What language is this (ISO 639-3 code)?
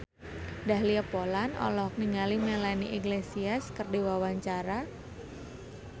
sun